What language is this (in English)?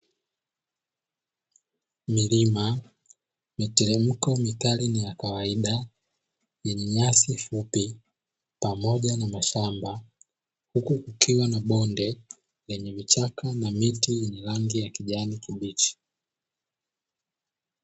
Swahili